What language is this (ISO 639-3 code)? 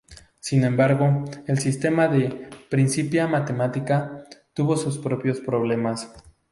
spa